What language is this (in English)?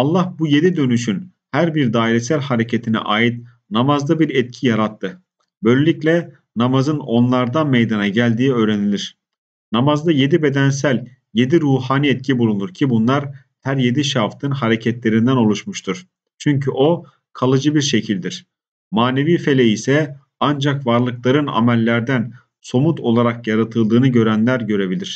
Turkish